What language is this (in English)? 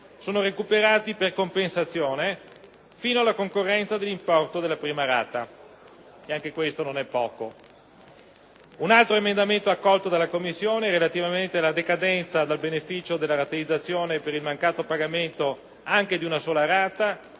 Italian